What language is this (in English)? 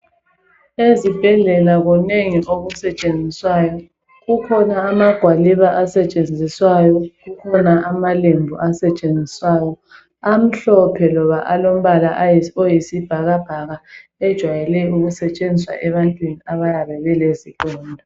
North Ndebele